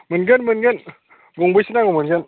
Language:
Bodo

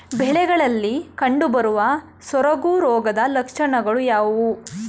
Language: Kannada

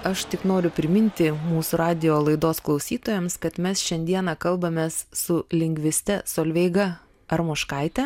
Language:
Lithuanian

